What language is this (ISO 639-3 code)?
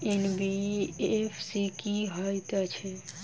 mai